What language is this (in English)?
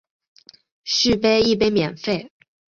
Chinese